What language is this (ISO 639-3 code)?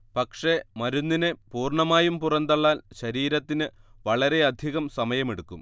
mal